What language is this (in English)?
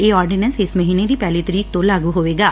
Punjabi